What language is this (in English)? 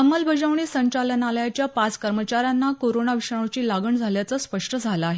Marathi